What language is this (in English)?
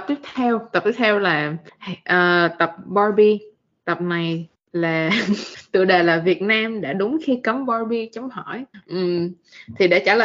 Vietnamese